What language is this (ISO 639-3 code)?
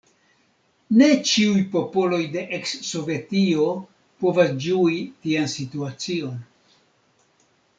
epo